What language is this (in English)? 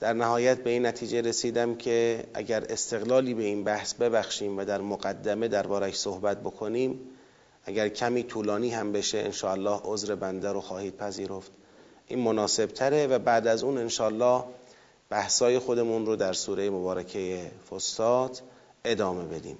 Persian